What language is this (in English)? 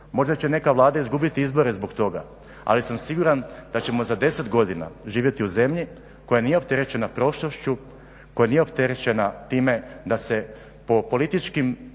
Croatian